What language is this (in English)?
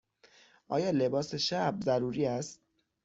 Persian